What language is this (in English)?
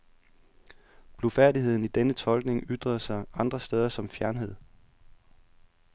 Danish